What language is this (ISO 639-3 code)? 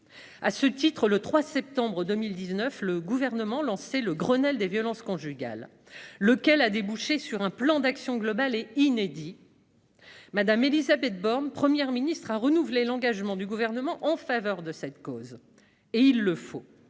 fra